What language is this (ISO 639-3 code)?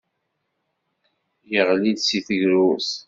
kab